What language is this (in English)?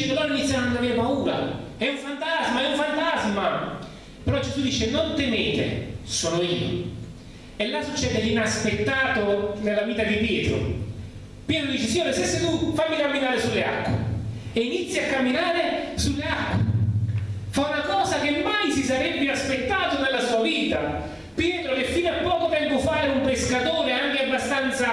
Italian